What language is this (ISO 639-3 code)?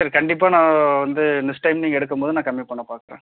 tam